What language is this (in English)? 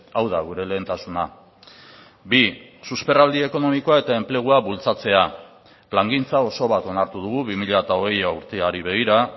Basque